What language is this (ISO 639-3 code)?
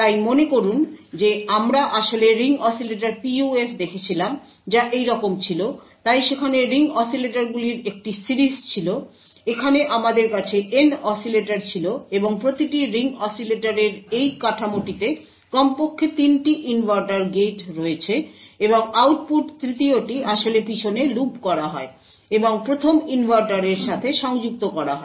ben